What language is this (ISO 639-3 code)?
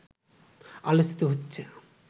ben